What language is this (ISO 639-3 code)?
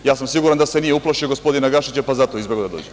srp